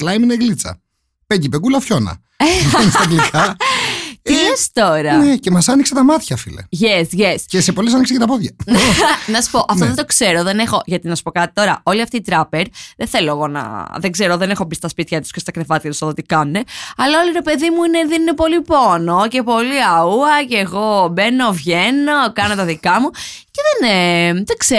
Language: Greek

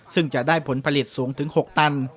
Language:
Thai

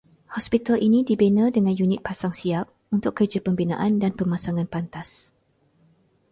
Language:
Malay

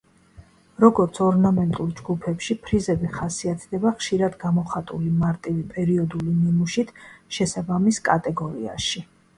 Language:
Georgian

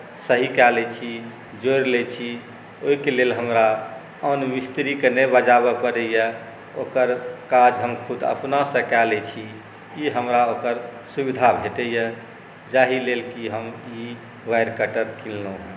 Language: Maithili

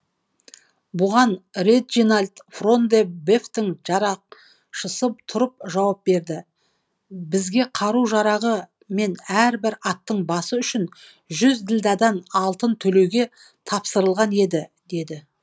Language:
Kazakh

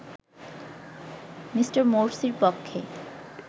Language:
Bangla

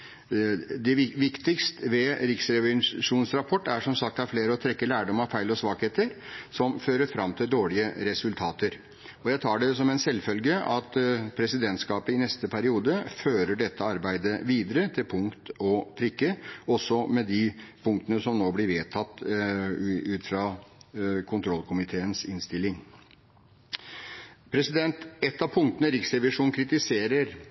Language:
Norwegian Bokmål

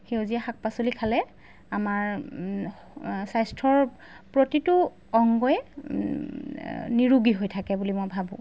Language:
Assamese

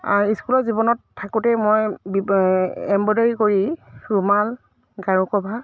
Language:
Assamese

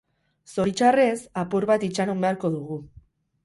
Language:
Basque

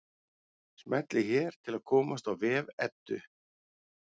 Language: Icelandic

